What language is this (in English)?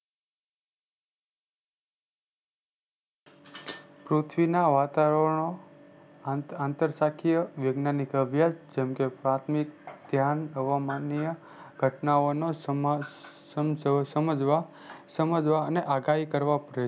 Gujarati